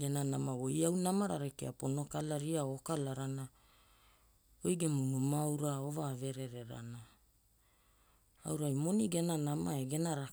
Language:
Hula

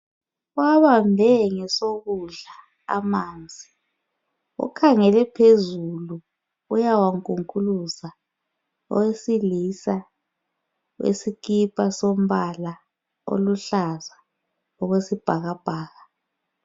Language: North Ndebele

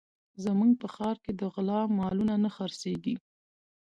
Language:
Pashto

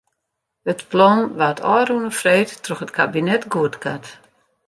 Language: Western Frisian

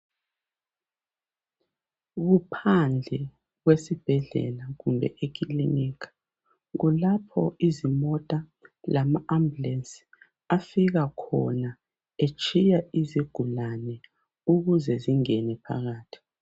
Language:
North Ndebele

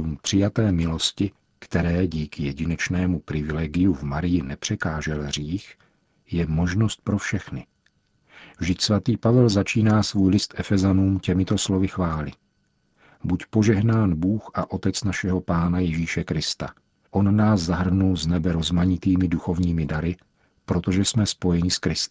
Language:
Czech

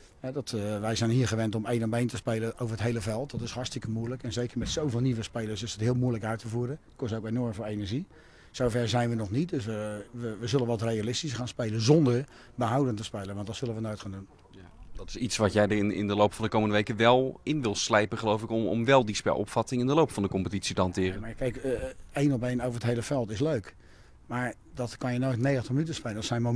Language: Dutch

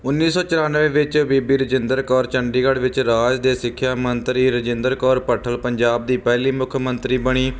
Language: Punjabi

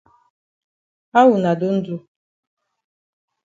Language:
Cameroon Pidgin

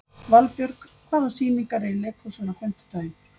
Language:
Icelandic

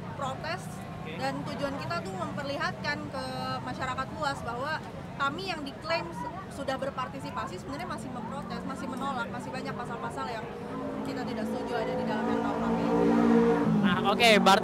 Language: Indonesian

